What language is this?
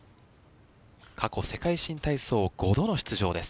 Japanese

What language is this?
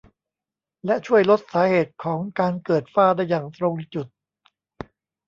Thai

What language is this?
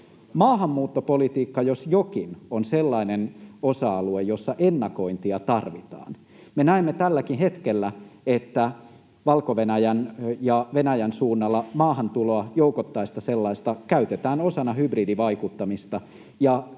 Finnish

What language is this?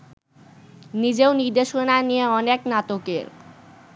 Bangla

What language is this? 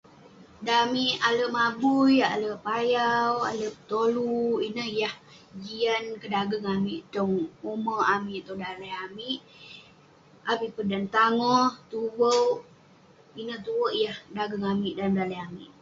Western Penan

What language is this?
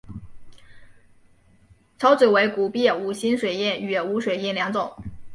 Chinese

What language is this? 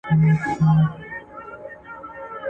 Pashto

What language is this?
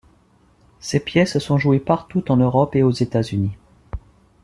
French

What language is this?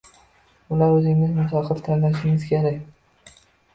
Uzbek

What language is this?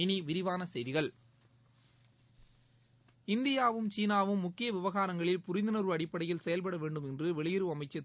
Tamil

